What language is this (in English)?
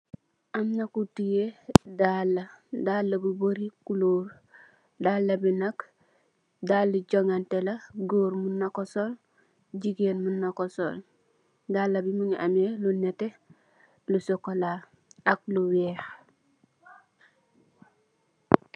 Wolof